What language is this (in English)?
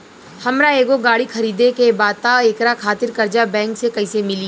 Bhojpuri